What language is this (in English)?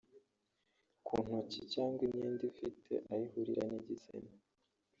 Kinyarwanda